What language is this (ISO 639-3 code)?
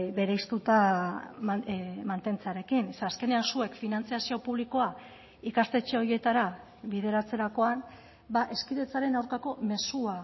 eus